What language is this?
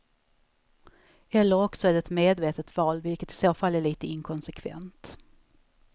Swedish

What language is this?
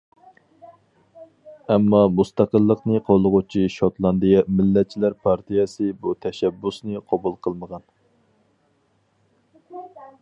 Uyghur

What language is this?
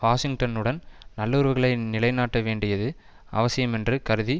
Tamil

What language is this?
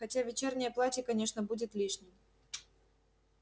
Russian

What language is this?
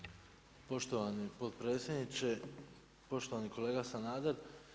Croatian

